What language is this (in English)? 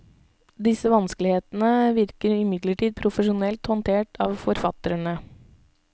Norwegian